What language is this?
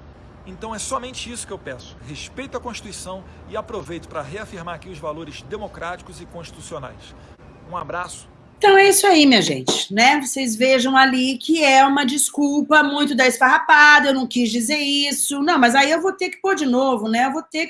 Portuguese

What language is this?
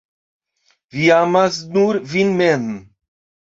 Esperanto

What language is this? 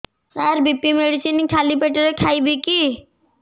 Odia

